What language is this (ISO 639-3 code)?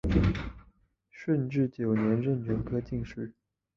zho